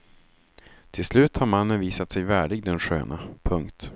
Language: Swedish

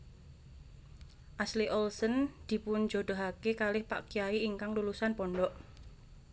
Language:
Javanese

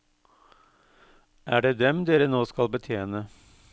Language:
Norwegian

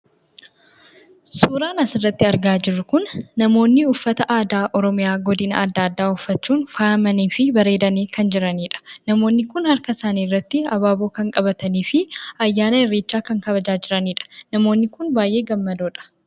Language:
Oromo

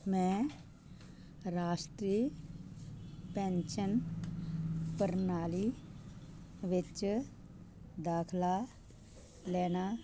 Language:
Punjabi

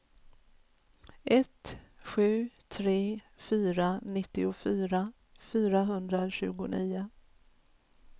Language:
Swedish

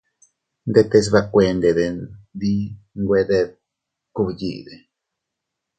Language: Teutila Cuicatec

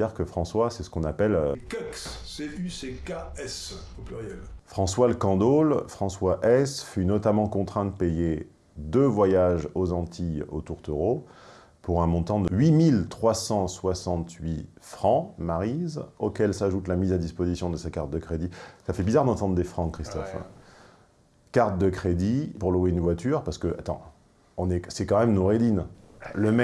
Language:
French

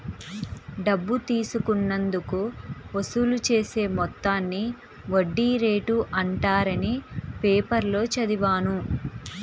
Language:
Telugu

